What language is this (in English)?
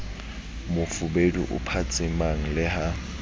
Southern Sotho